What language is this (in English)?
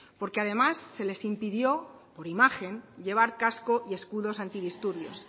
Spanish